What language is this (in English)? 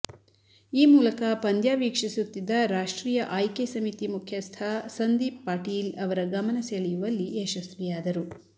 Kannada